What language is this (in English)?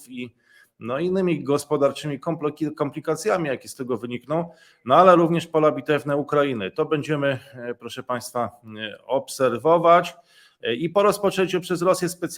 Polish